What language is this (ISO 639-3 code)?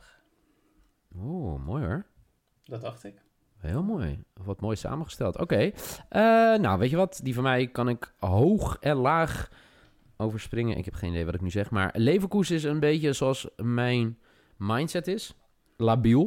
nld